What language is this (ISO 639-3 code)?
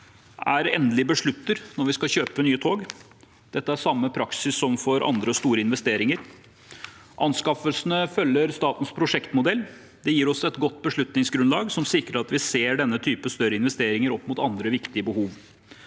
nor